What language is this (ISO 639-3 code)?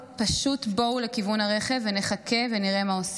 heb